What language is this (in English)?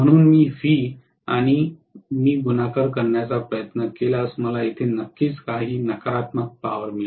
Marathi